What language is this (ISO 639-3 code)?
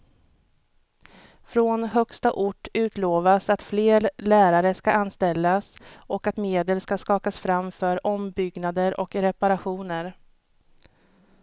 swe